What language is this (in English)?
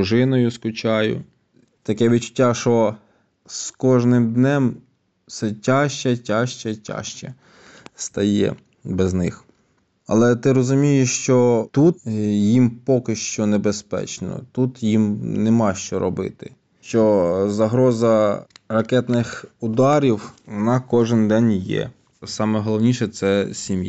Ukrainian